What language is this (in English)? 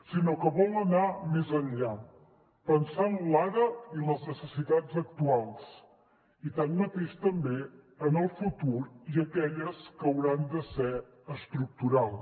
Catalan